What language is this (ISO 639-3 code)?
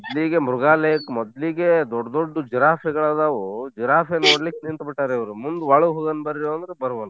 kan